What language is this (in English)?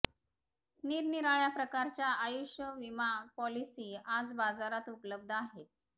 Marathi